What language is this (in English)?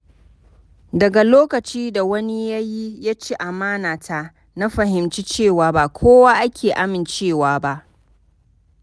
Hausa